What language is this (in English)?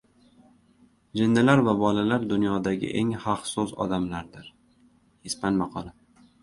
Uzbek